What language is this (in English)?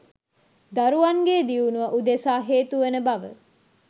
Sinhala